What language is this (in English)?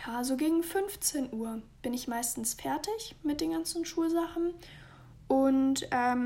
German